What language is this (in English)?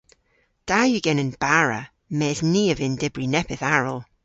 Cornish